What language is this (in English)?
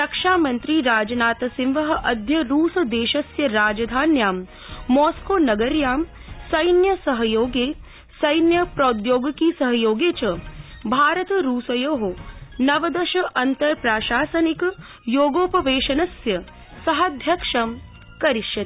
Sanskrit